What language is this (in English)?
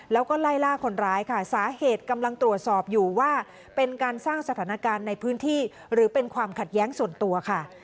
Thai